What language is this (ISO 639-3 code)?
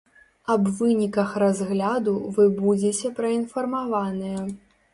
bel